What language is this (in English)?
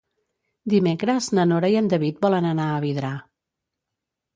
Catalan